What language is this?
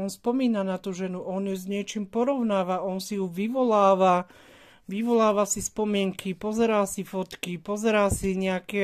Slovak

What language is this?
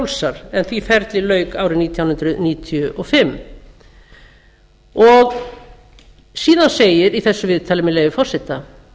Icelandic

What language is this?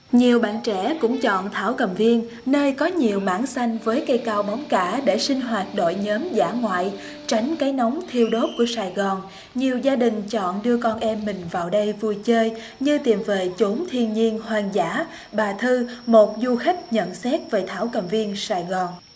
Vietnamese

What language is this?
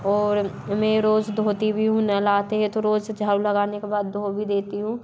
Hindi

